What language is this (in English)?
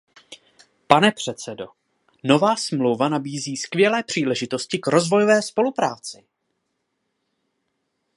Czech